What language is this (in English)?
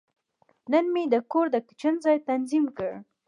Pashto